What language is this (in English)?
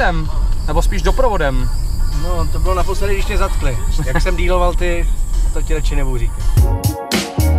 Czech